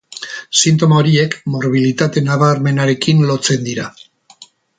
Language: Basque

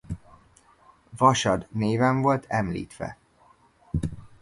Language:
Hungarian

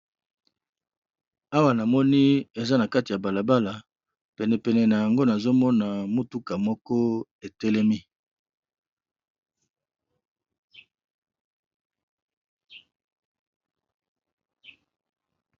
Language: Lingala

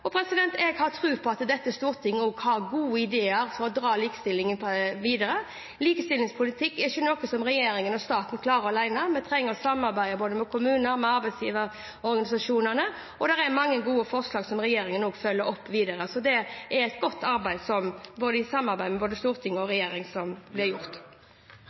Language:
Norwegian Bokmål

